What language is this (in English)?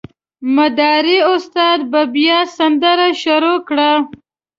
Pashto